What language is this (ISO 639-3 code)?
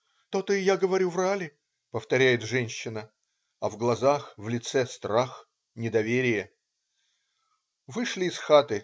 rus